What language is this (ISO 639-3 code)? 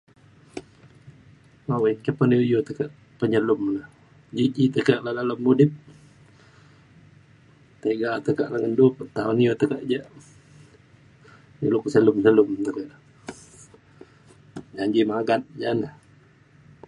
xkl